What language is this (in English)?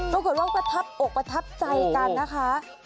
Thai